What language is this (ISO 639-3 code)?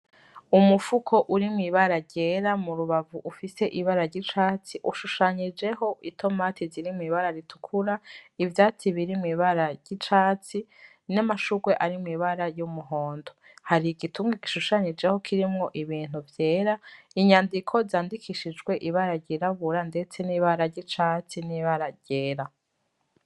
run